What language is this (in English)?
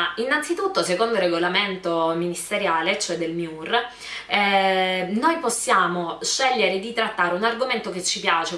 Italian